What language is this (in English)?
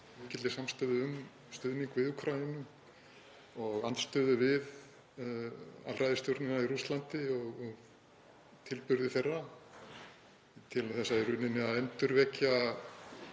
Icelandic